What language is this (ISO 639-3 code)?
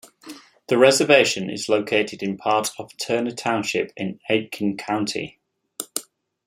eng